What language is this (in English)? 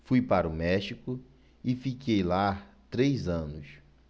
Portuguese